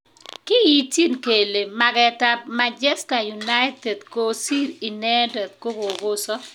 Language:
Kalenjin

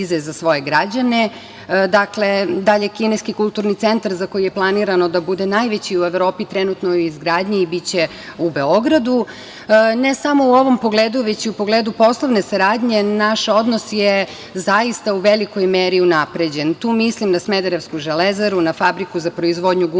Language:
Serbian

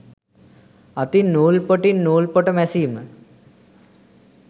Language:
Sinhala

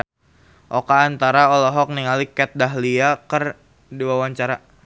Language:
Sundanese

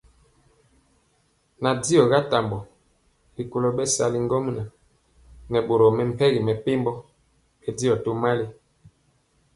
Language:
Mpiemo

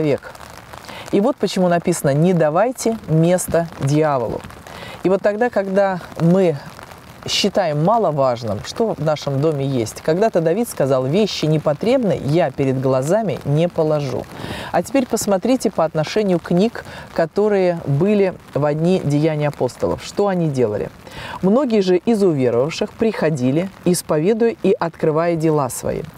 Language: Russian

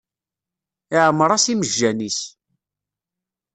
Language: Kabyle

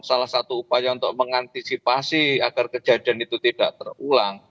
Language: Indonesian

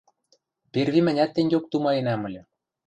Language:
Western Mari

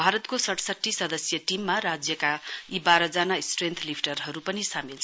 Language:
Nepali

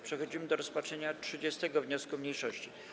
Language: Polish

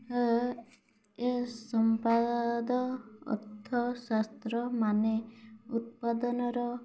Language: Odia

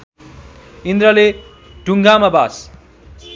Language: Nepali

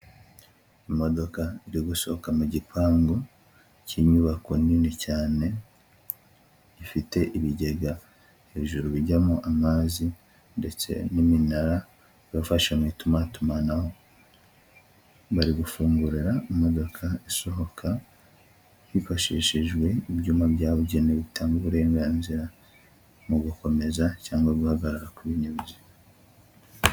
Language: Kinyarwanda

